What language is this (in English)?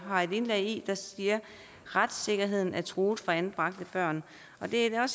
Danish